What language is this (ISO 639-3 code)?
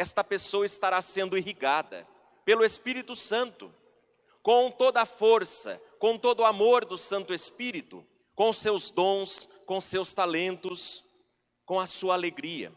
por